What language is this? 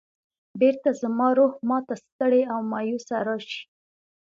Pashto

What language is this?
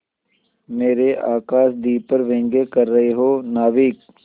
Hindi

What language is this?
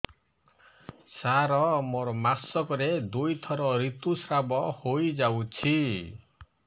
Odia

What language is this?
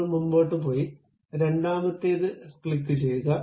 Malayalam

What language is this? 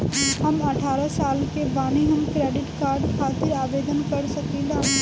Bhojpuri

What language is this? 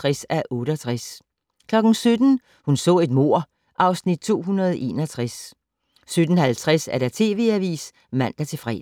Danish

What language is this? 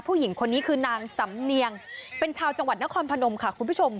Thai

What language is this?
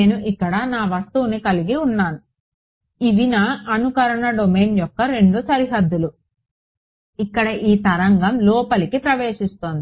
Telugu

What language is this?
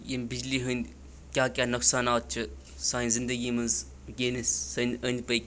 Kashmiri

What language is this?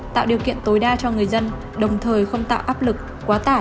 Vietnamese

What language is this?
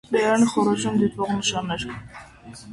Armenian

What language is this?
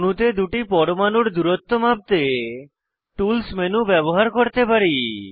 Bangla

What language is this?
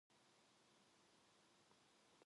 Korean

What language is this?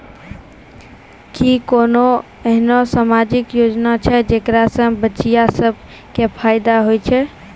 Maithili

